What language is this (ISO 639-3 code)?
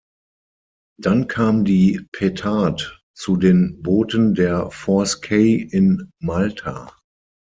deu